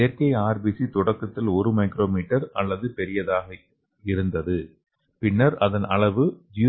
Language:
Tamil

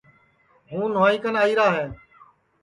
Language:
Sansi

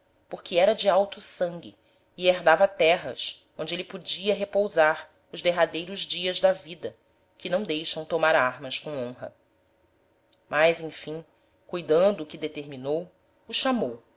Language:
Portuguese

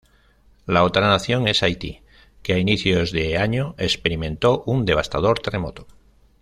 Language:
Spanish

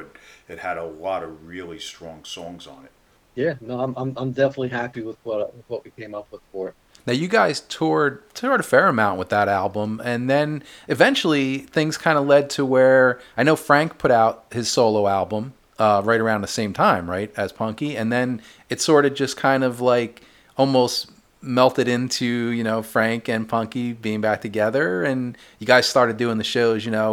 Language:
English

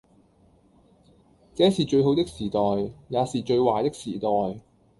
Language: Cantonese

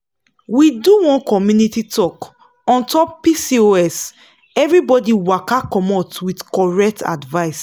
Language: Nigerian Pidgin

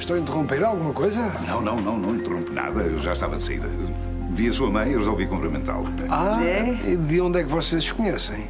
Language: Portuguese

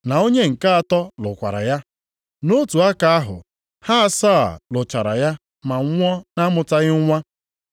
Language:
Igbo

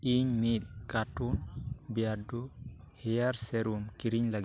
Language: Santali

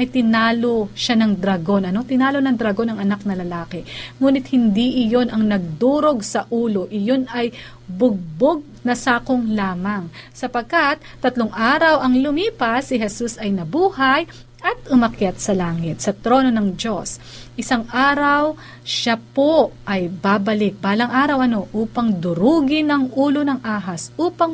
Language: Filipino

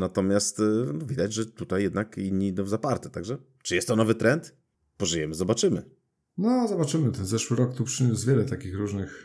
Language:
Polish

